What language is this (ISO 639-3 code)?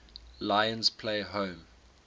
eng